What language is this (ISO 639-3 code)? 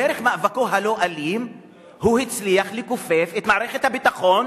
heb